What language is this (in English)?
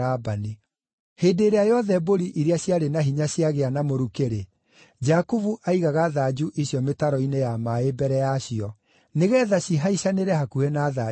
Kikuyu